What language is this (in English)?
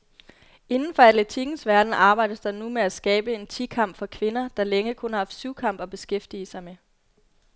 Danish